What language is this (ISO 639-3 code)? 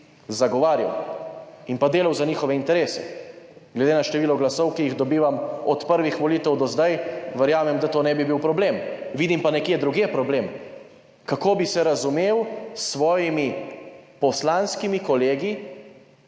slv